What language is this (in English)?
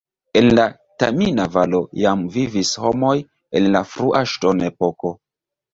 Esperanto